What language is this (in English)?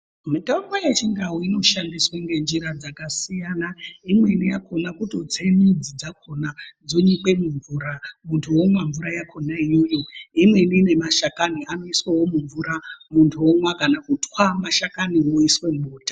Ndau